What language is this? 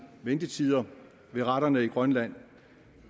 Danish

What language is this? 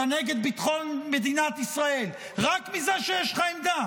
Hebrew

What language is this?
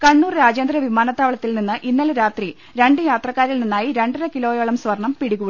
Malayalam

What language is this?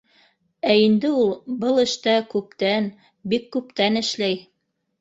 Bashkir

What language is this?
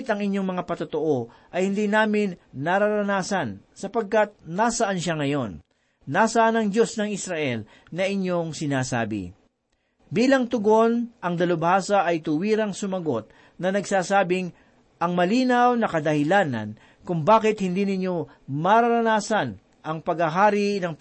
Filipino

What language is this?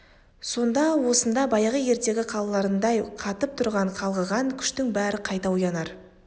Kazakh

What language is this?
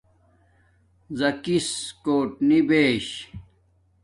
Domaaki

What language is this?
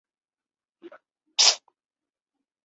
Chinese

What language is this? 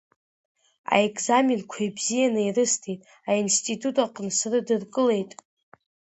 Abkhazian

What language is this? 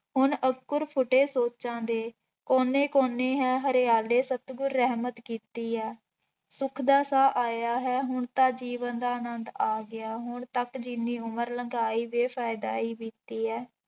Punjabi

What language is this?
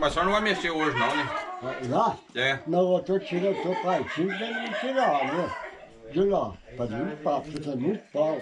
Portuguese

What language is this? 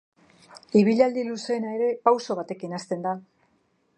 Basque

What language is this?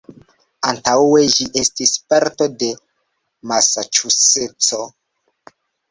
Esperanto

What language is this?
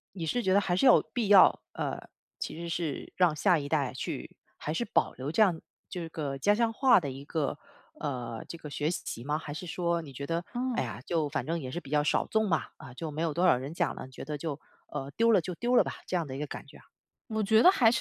Chinese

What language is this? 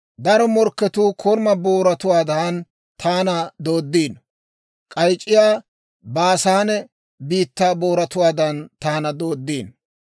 Dawro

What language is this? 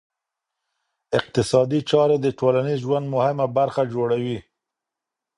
Pashto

